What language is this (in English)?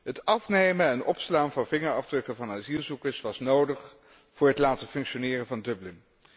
Dutch